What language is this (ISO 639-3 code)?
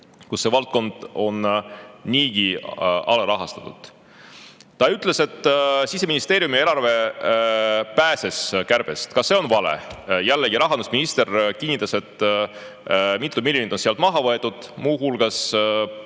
est